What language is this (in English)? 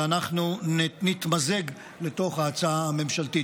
Hebrew